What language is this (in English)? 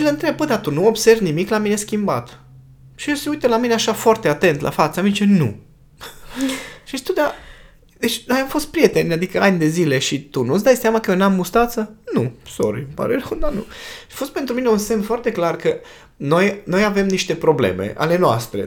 Romanian